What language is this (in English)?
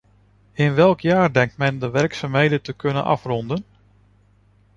Dutch